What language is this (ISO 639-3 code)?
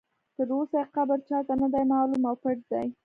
pus